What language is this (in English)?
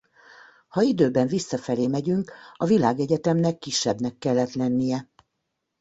Hungarian